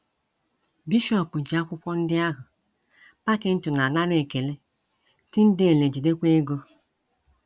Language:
Igbo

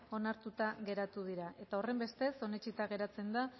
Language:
Basque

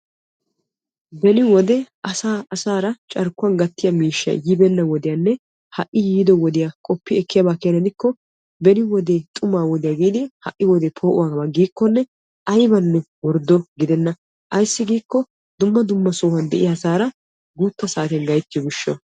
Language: Wolaytta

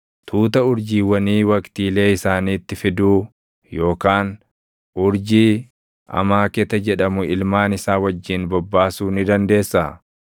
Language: Oromo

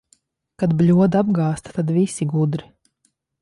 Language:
Latvian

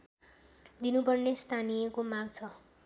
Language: Nepali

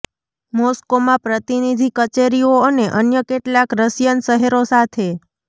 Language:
Gujarati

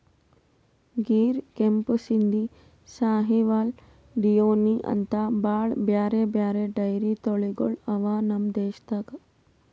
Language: Kannada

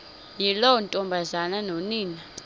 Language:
Xhosa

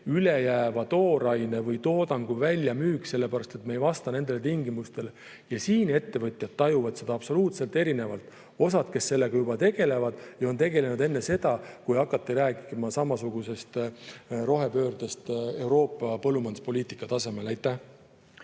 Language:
Estonian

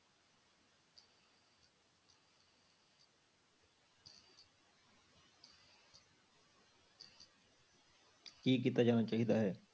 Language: Punjabi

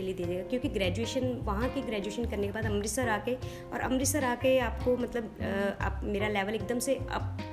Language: Hindi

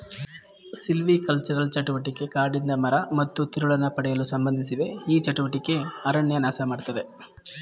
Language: Kannada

